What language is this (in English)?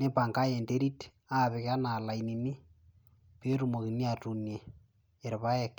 Masai